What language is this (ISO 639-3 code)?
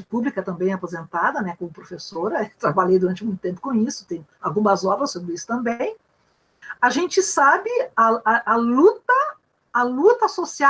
por